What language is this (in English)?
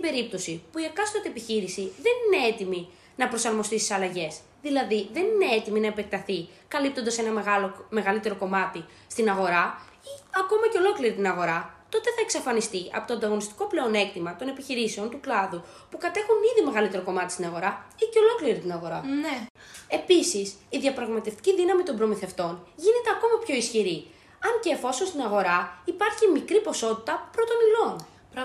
Greek